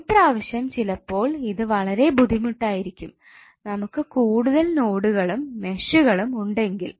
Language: Malayalam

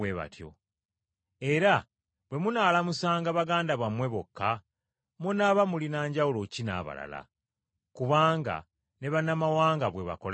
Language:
Ganda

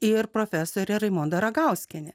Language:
Lithuanian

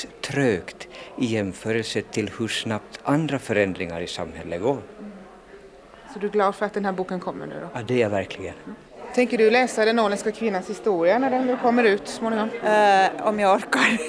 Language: Swedish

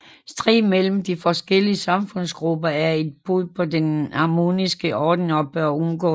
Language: Danish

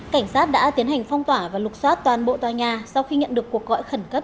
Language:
Vietnamese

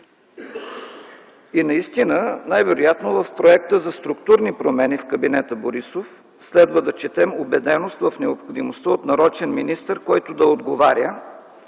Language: Bulgarian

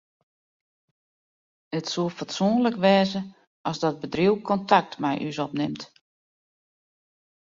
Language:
Western Frisian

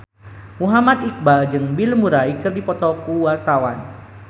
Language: Sundanese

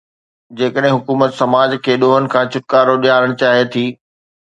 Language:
Sindhi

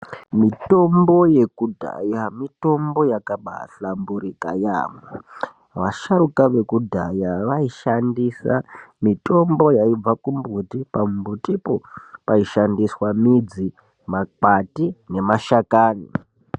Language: Ndau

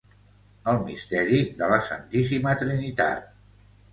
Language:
Catalan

